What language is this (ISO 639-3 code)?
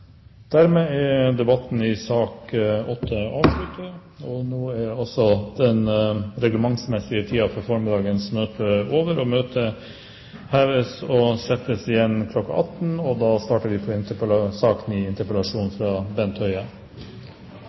nob